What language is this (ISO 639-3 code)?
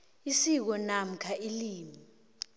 nbl